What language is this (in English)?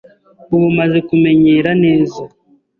Kinyarwanda